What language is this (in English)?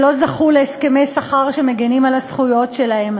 Hebrew